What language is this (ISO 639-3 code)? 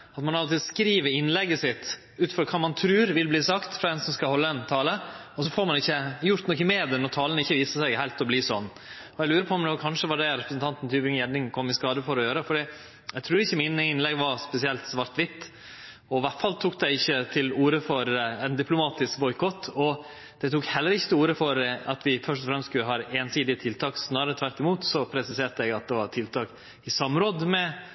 nno